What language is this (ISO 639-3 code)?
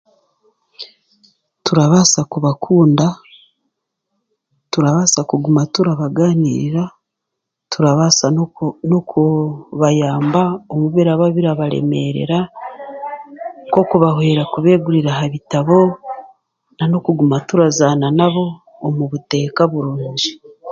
cgg